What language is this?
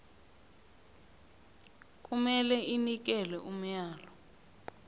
South Ndebele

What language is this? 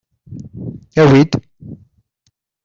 Kabyle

